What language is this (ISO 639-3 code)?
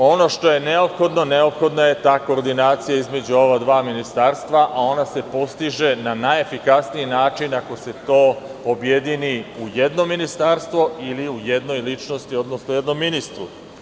srp